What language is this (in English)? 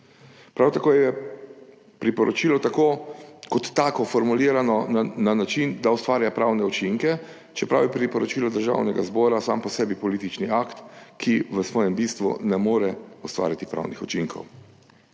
Slovenian